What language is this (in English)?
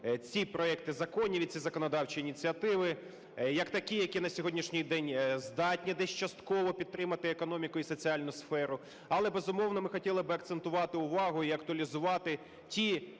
Ukrainian